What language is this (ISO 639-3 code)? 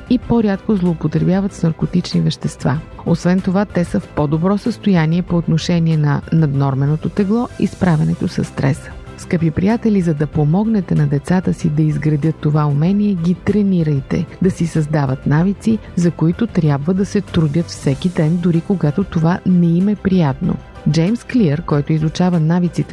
bul